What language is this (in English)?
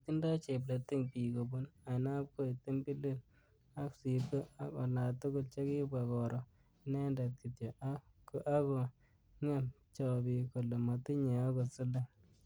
Kalenjin